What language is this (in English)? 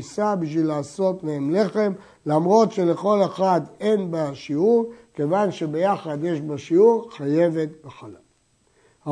Hebrew